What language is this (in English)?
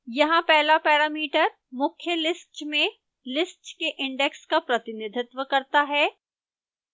Hindi